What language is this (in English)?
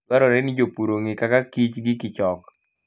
Luo (Kenya and Tanzania)